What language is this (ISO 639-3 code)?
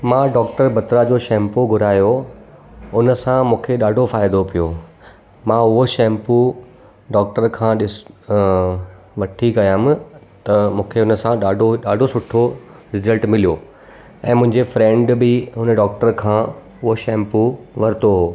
snd